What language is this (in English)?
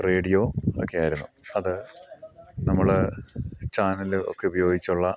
Malayalam